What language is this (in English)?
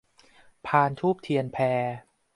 Thai